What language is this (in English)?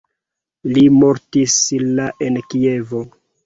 Esperanto